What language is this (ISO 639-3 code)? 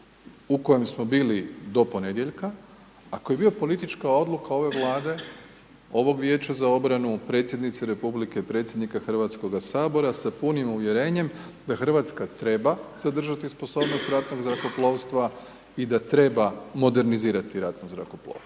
hrv